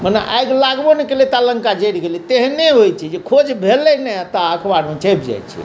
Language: Maithili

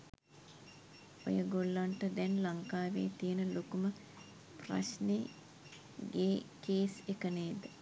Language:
Sinhala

